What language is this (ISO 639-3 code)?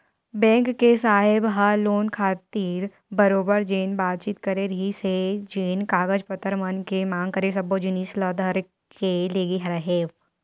hne